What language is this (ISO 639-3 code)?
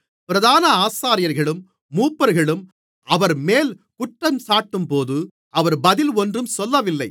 tam